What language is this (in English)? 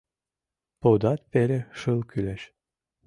Mari